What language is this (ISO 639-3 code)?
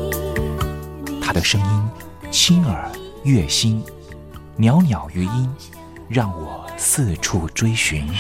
zho